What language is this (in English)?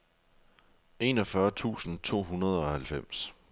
Danish